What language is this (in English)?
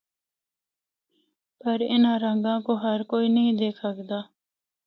Northern Hindko